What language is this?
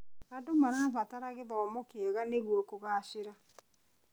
Kikuyu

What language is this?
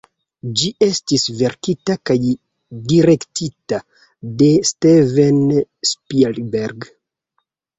Esperanto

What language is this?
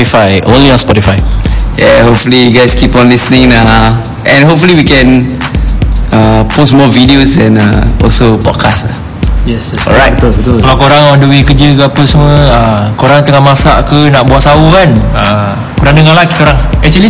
Malay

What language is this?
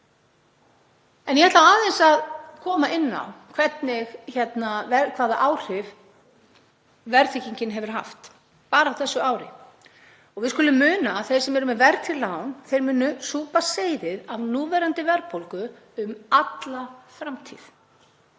Icelandic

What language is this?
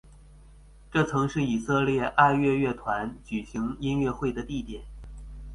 Chinese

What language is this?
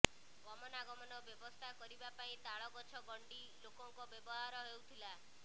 Odia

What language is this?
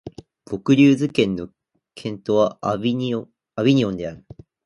Japanese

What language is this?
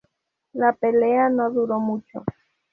Spanish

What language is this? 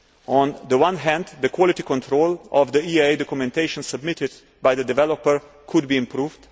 English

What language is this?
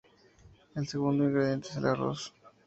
Spanish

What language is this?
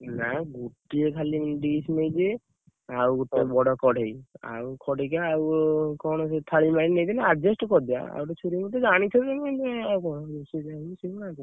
Odia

